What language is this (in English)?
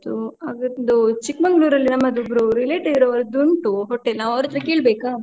Kannada